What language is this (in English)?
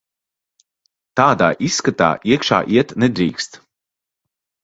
Latvian